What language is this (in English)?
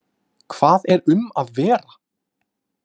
Icelandic